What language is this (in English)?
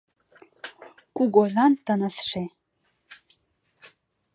Mari